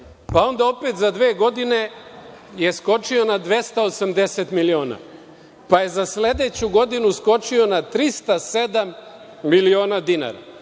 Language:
Serbian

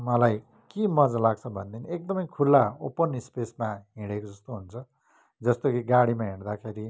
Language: Nepali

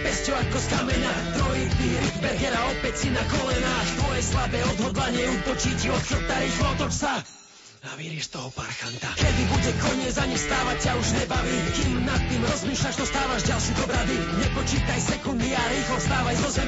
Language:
Slovak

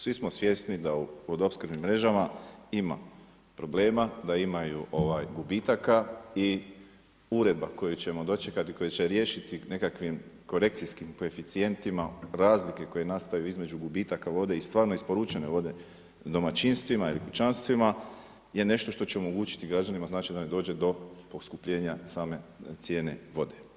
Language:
Croatian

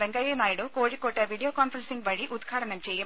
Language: Malayalam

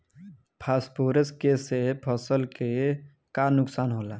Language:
Bhojpuri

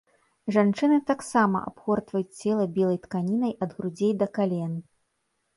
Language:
Belarusian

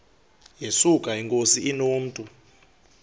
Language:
Xhosa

